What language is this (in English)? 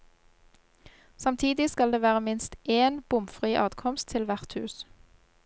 Norwegian